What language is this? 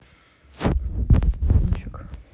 Russian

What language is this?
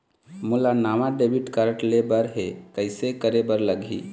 Chhattisgarhi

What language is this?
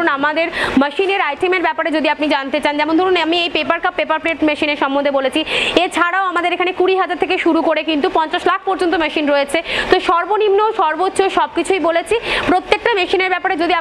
Hindi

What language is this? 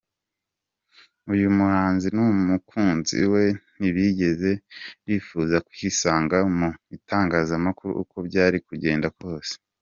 Kinyarwanda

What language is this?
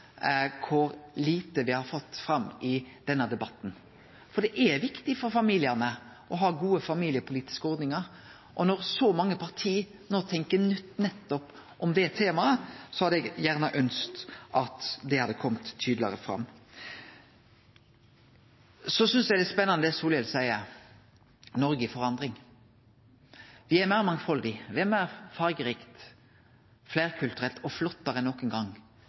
Norwegian Nynorsk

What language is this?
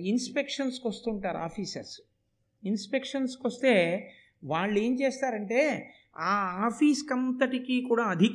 Telugu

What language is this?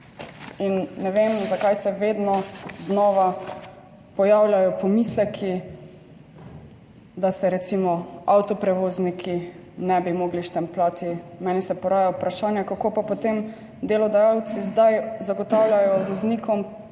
Slovenian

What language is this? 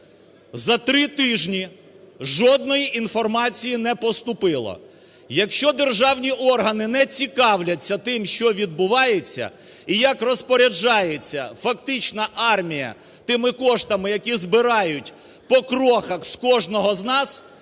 Ukrainian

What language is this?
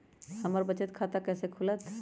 Magahi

